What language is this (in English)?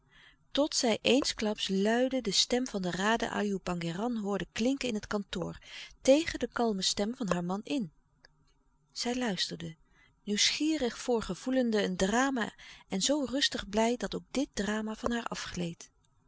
Dutch